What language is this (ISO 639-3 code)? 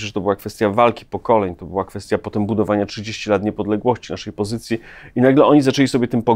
pol